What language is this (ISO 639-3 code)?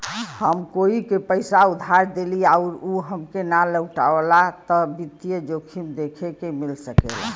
bho